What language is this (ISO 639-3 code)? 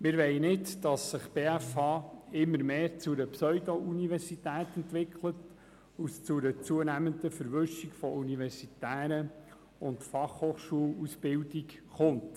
gsw